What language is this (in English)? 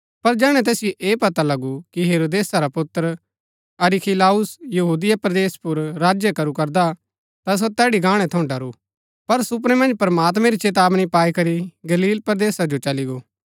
Gaddi